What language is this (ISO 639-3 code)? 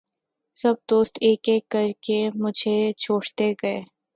urd